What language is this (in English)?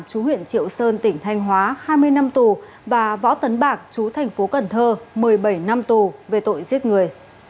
Vietnamese